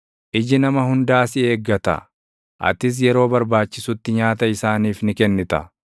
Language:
Oromo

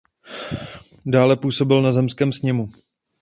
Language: Czech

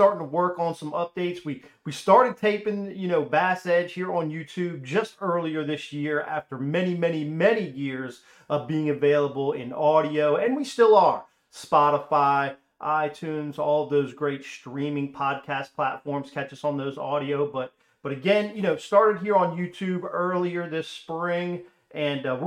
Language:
English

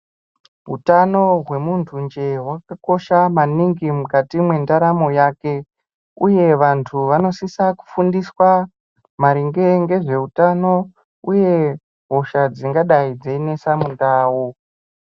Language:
Ndau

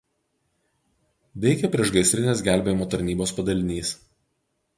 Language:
Lithuanian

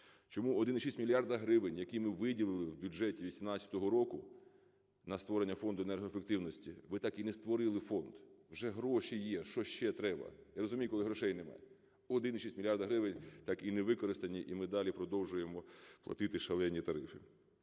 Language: Ukrainian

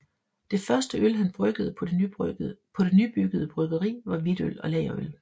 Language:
Danish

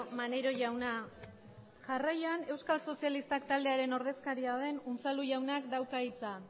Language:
Basque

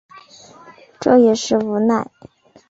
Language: Chinese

